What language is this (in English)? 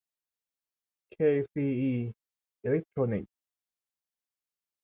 Thai